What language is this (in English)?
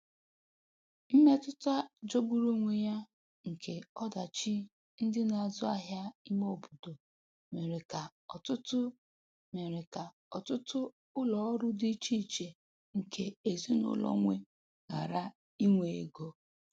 Igbo